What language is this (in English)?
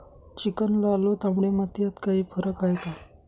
Marathi